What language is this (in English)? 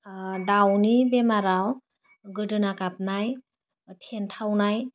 Bodo